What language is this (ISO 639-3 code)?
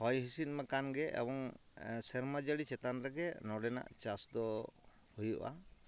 sat